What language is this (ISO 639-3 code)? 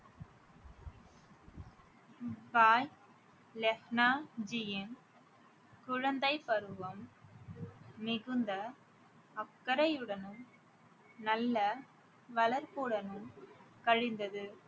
tam